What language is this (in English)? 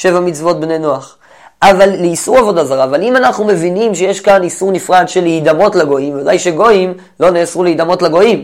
Hebrew